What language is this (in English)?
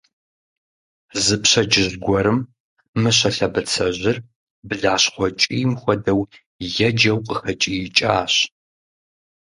Kabardian